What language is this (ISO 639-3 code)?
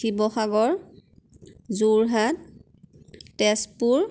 asm